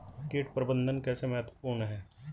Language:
Hindi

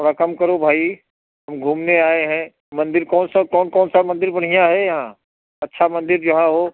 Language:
Hindi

